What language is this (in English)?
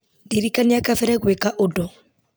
Kikuyu